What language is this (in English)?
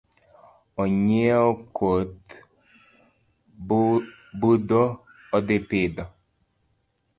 Luo (Kenya and Tanzania)